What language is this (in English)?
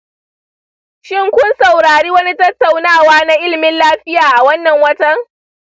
Hausa